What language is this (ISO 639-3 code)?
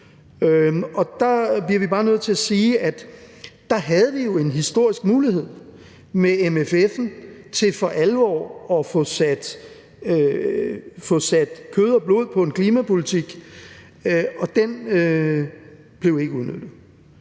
dan